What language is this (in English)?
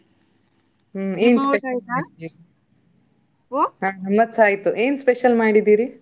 Kannada